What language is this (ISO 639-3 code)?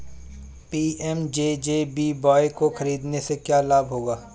hin